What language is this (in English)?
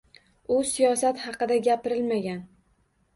Uzbek